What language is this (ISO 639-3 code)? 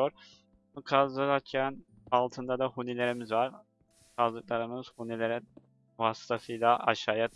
tur